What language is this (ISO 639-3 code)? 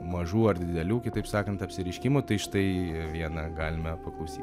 lit